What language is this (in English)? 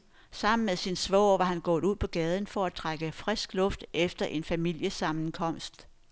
Danish